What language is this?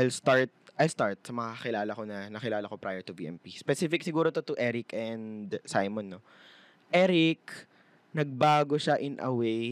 Filipino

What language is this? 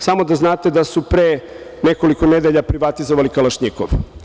Serbian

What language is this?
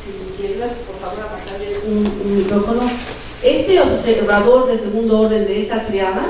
Spanish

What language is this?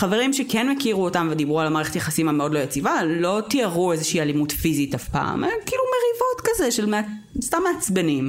Hebrew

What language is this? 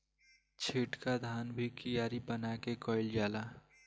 Bhojpuri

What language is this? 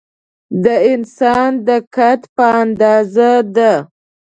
Pashto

